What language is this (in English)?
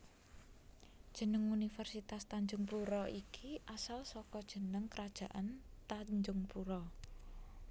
Javanese